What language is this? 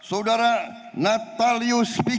Indonesian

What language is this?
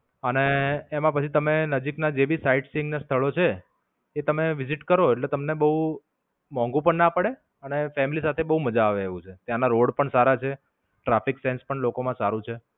Gujarati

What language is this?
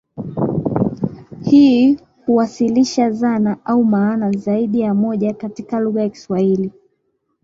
Swahili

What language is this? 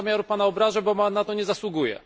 Polish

